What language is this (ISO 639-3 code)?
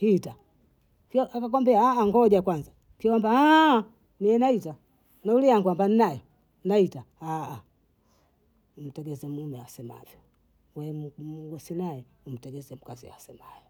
bou